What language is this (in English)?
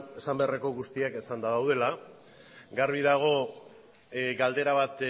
Basque